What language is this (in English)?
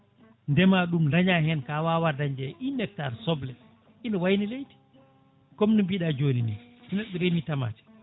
Fula